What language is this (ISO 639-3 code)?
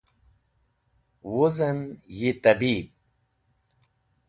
wbl